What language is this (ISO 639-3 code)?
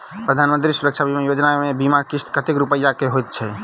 mai